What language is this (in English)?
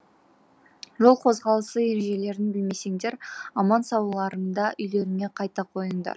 Kazakh